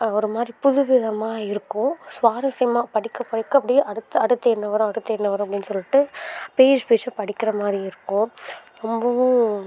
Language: Tamil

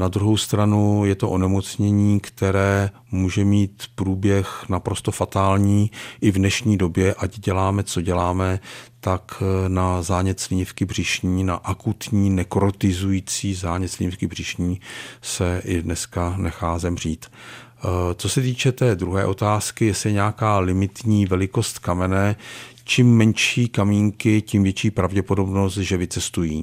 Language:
Czech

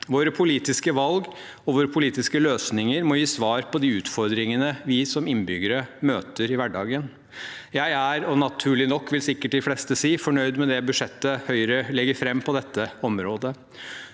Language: Norwegian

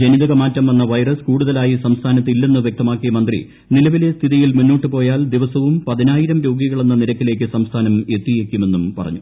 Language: Malayalam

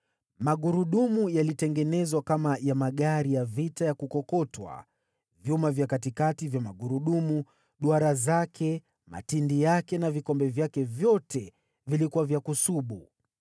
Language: Swahili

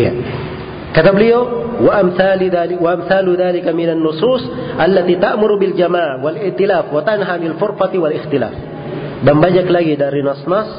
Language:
Indonesian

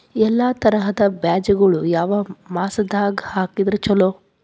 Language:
Kannada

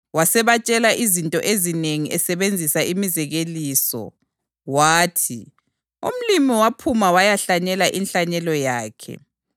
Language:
North Ndebele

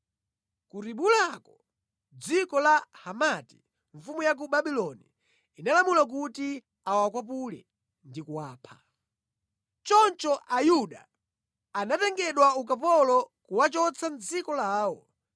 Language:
Nyanja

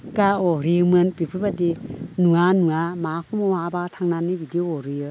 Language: Bodo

